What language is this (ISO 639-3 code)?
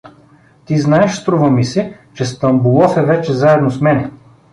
bul